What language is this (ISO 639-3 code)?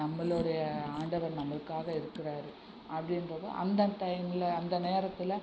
tam